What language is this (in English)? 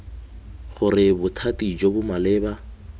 Tswana